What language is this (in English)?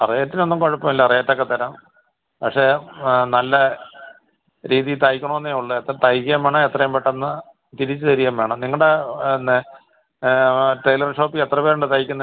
Malayalam